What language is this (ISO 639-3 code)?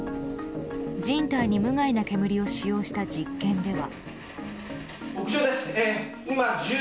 jpn